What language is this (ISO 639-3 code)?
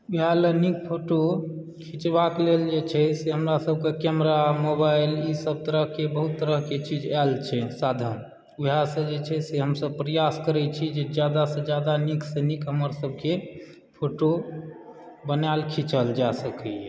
mai